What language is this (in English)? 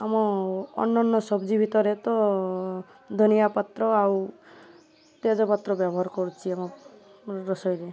Odia